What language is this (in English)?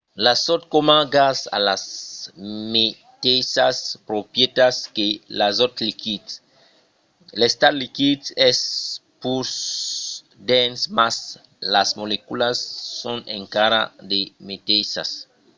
Occitan